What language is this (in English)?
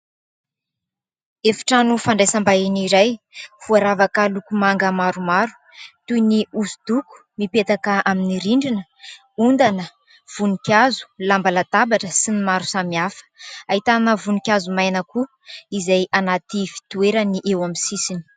Malagasy